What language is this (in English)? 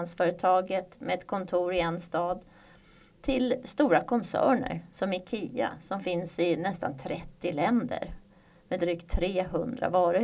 Swedish